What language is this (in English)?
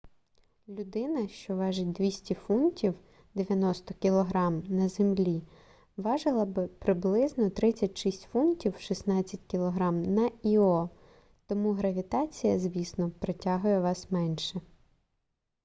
Ukrainian